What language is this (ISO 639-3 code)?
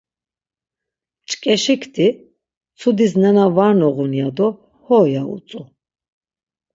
lzz